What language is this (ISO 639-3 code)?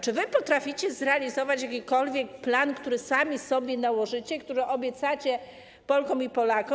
pol